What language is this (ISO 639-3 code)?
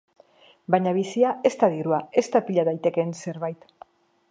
eus